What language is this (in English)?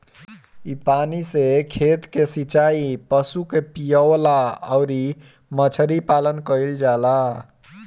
Bhojpuri